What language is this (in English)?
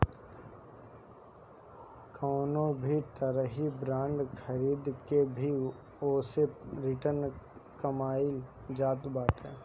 Bhojpuri